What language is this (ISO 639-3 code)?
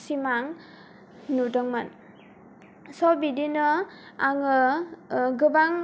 brx